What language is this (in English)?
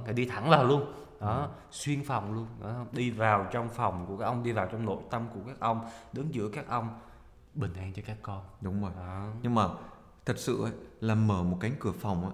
Vietnamese